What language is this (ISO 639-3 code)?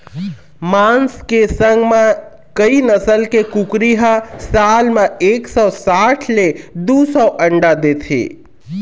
hne